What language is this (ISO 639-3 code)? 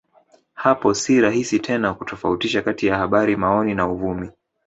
swa